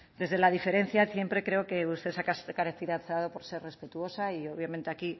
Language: Spanish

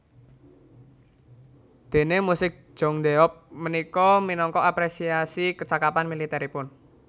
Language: Javanese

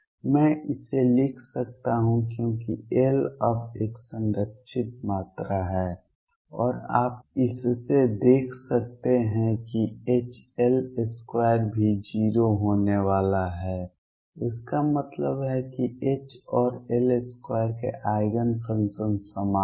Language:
Hindi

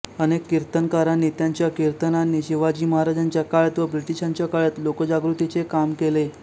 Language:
Marathi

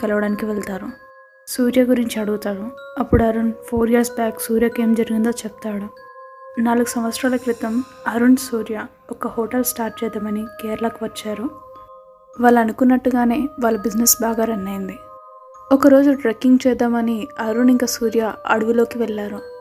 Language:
Telugu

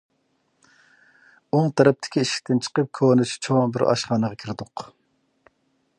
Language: Uyghur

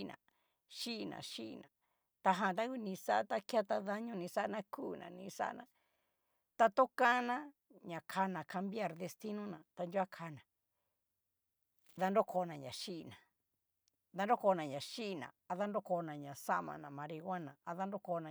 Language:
Cacaloxtepec Mixtec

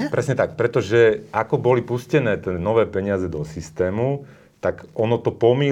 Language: Slovak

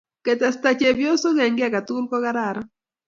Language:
Kalenjin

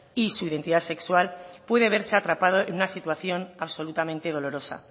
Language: Spanish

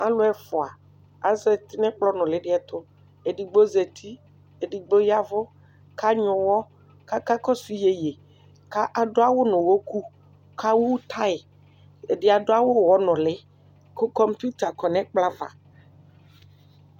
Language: Ikposo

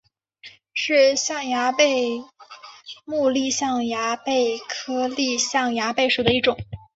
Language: Chinese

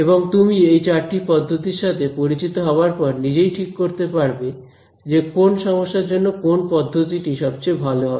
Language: Bangla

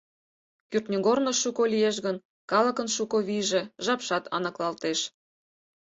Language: Mari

